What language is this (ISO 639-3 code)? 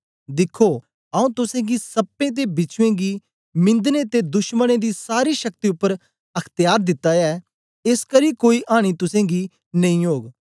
doi